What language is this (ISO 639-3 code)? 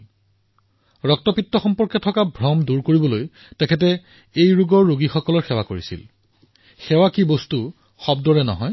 asm